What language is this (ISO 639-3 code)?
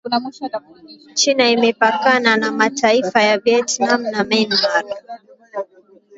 swa